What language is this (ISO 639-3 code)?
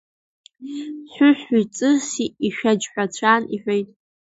abk